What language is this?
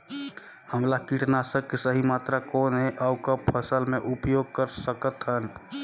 Chhattisgarhi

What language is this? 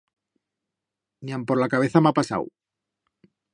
Aragonese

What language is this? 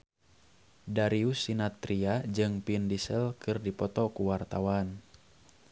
Sundanese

